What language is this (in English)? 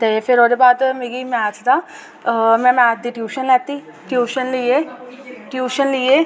Dogri